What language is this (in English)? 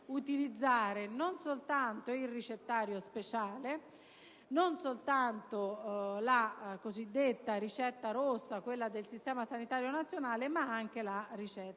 Italian